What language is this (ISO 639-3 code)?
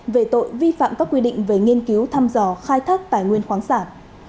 vie